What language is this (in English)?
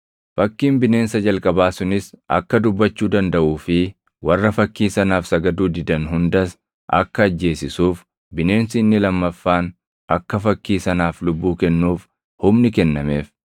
Oromo